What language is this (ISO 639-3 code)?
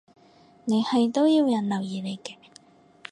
yue